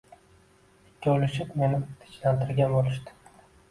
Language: Uzbek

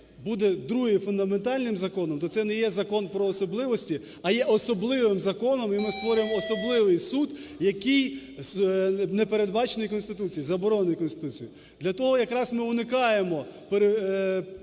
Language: Ukrainian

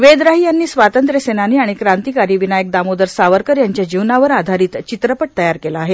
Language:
Marathi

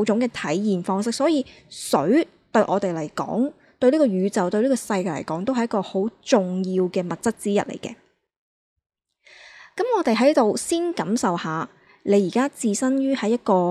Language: Chinese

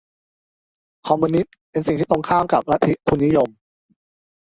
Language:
Thai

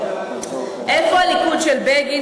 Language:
Hebrew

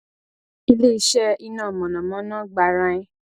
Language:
Yoruba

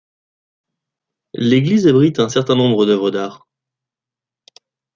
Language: French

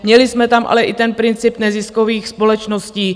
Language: Czech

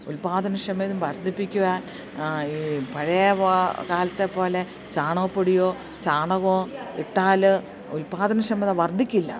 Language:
Malayalam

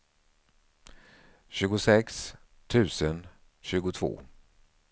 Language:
Swedish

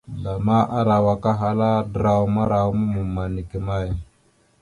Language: Mada (Cameroon)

